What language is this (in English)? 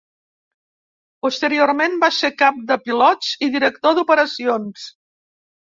Catalan